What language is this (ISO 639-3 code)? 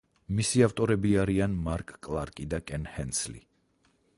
kat